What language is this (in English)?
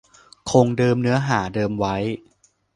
Thai